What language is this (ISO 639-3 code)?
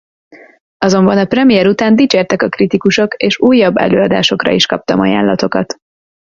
hun